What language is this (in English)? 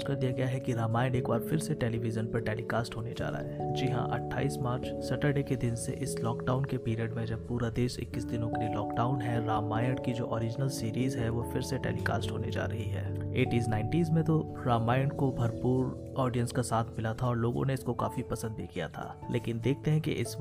Hindi